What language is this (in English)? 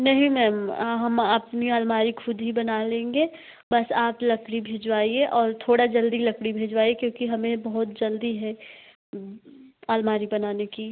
Hindi